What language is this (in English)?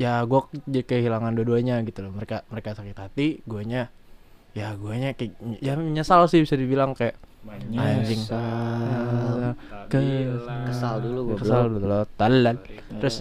Indonesian